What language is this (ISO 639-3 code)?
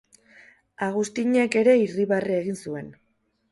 eus